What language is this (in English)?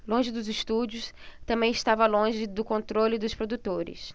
Portuguese